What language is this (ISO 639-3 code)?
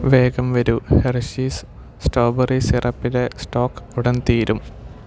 mal